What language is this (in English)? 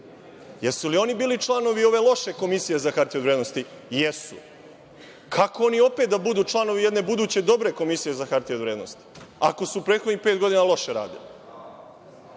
Serbian